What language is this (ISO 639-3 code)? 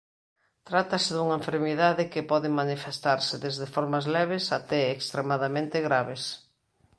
glg